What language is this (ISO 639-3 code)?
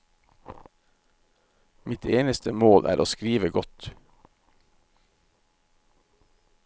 nor